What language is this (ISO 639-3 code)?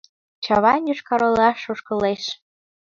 chm